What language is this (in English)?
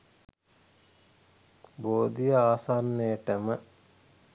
Sinhala